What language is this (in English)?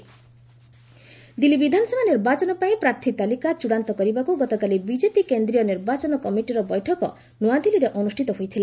Odia